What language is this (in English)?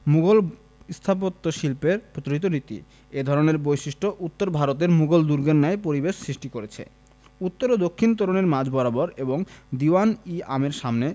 Bangla